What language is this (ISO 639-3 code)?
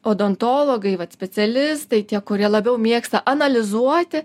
lit